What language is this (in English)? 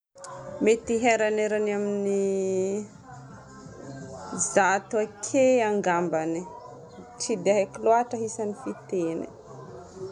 Northern Betsimisaraka Malagasy